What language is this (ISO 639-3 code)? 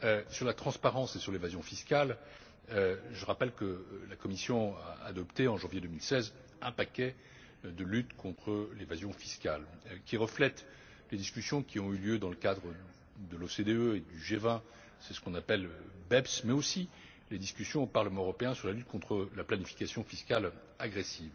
fra